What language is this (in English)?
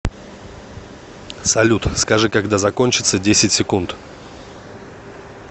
Russian